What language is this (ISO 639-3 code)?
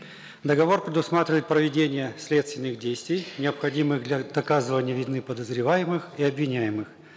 kaz